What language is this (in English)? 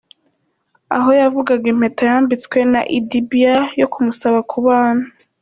Kinyarwanda